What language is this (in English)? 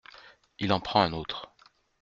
French